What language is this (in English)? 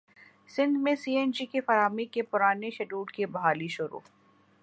Urdu